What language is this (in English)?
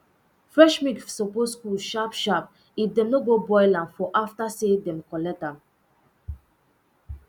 Nigerian Pidgin